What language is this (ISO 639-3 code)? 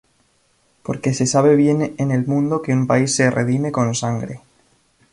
spa